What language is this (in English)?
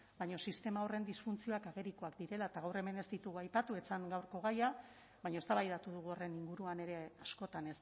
Basque